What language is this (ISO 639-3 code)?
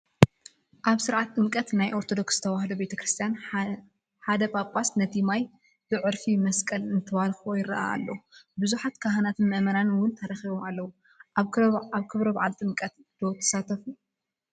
tir